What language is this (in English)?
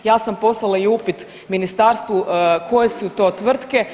Croatian